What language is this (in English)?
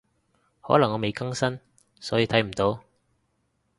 Cantonese